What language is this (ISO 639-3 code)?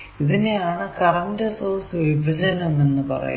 mal